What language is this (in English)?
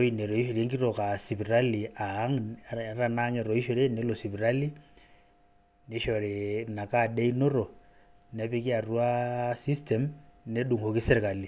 Masai